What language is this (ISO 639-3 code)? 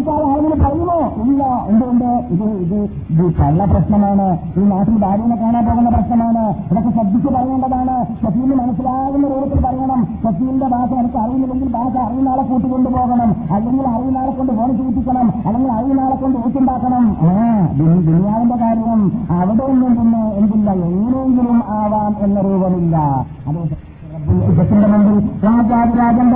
mal